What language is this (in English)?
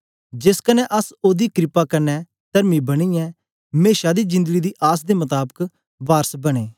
Dogri